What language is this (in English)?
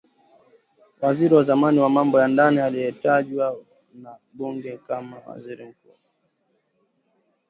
Swahili